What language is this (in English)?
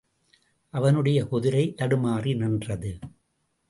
Tamil